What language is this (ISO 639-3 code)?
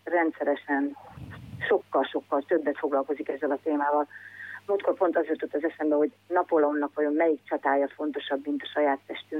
hun